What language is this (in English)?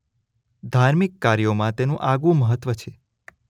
Gujarati